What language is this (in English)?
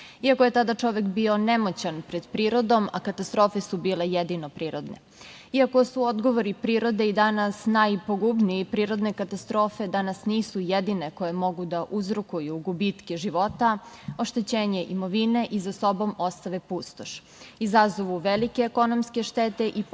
Serbian